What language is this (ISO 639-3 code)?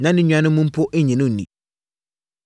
aka